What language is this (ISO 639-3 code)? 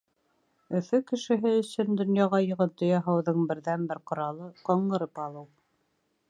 bak